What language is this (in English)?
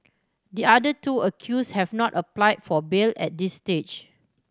English